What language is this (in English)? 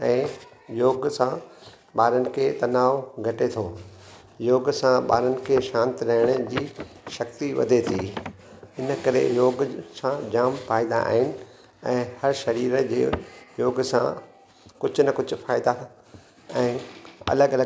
Sindhi